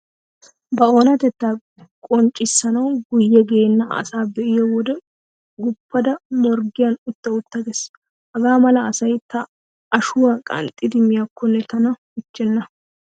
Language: Wolaytta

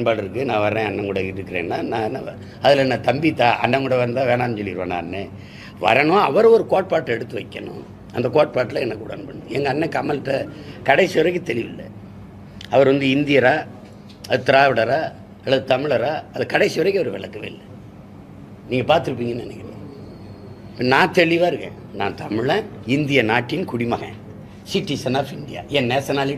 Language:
Italian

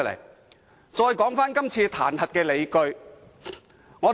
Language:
Cantonese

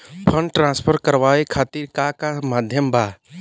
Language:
Bhojpuri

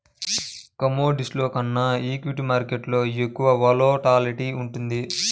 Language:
Telugu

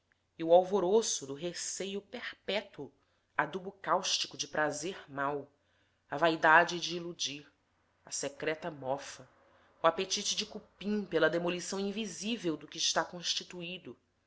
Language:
Portuguese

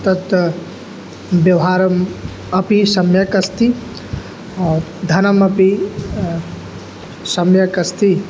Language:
Sanskrit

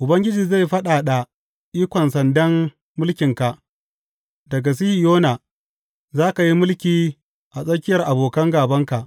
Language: Hausa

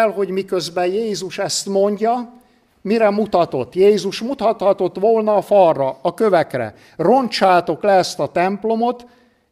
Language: Hungarian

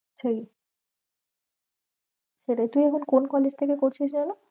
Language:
Bangla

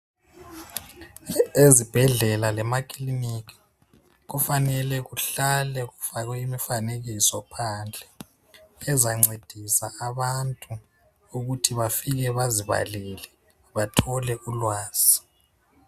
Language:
North Ndebele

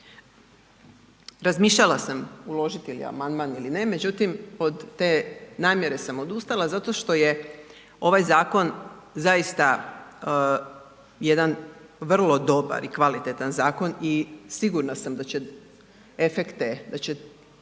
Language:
Croatian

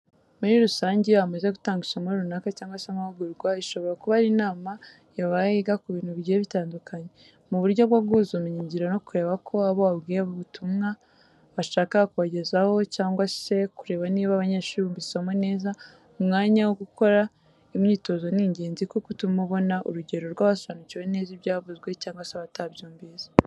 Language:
Kinyarwanda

